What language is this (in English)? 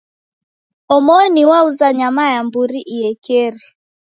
Taita